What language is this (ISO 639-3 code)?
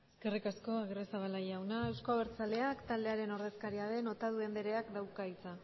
eus